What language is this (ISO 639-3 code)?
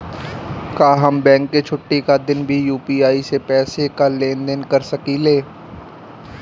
bho